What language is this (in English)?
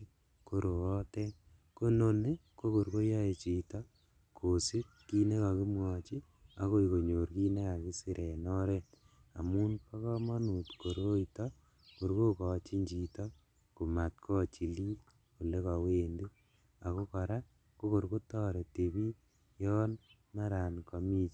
Kalenjin